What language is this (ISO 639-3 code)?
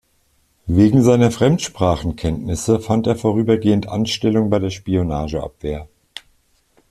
deu